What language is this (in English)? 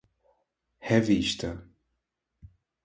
Portuguese